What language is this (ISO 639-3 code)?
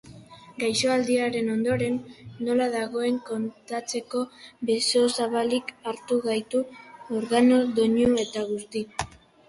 eus